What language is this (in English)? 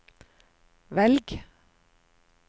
Norwegian